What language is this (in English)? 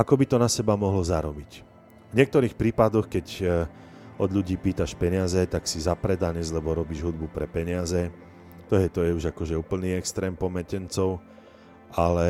Slovak